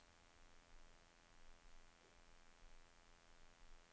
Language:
Norwegian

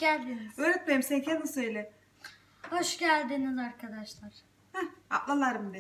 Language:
Turkish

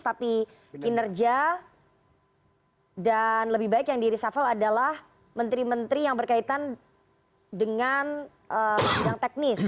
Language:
Indonesian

